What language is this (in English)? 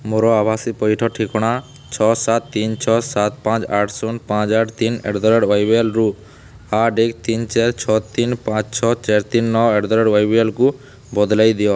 Odia